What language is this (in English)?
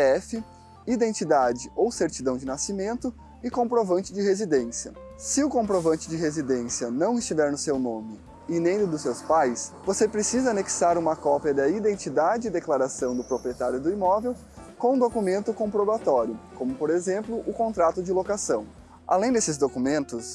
Portuguese